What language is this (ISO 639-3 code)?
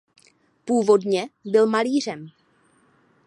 ces